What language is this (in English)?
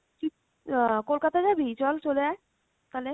Bangla